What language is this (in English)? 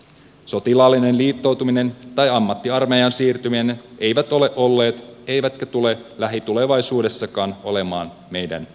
Finnish